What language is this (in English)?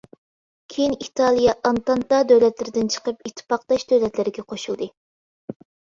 Uyghur